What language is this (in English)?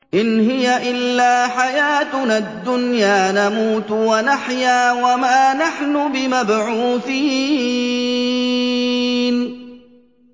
Arabic